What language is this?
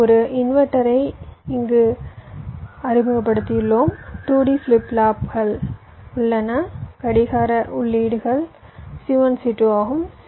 Tamil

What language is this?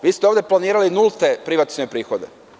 Serbian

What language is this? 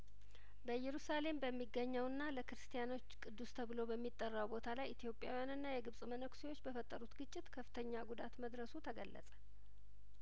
Amharic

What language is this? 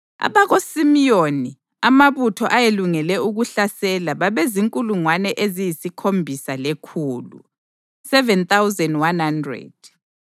North Ndebele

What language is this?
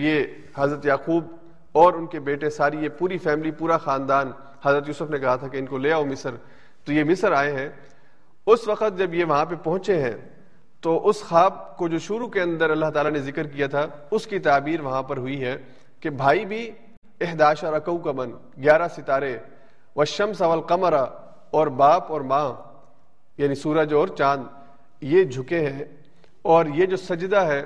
Urdu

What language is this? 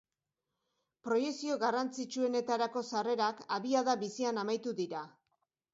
Basque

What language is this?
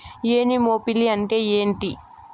Telugu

